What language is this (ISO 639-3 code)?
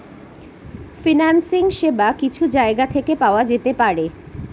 ben